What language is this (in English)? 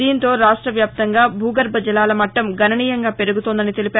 Telugu